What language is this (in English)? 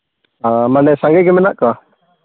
Santali